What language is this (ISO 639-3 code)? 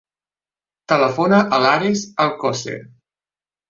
cat